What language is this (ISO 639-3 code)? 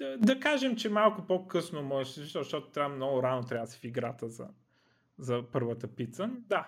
bul